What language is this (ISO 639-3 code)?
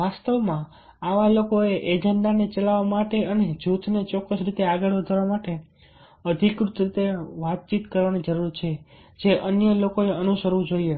guj